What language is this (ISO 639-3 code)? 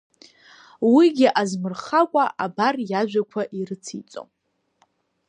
abk